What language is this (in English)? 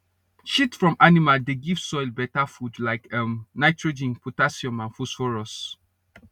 Nigerian Pidgin